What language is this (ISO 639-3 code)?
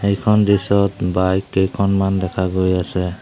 asm